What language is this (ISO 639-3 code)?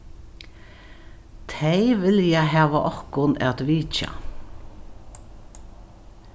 fao